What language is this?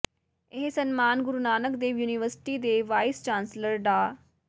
Punjabi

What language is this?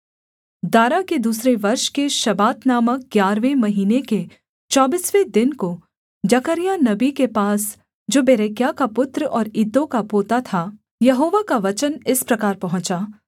Hindi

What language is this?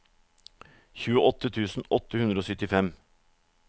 Norwegian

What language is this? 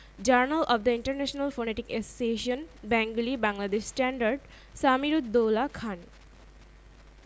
Bangla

